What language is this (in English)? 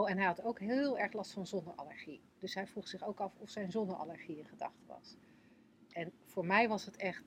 Dutch